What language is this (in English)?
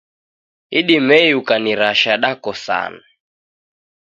Taita